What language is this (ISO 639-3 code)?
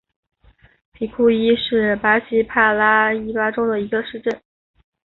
zho